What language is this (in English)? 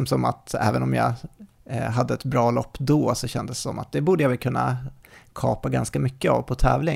Swedish